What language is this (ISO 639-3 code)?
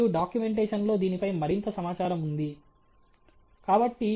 tel